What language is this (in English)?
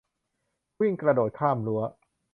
Thai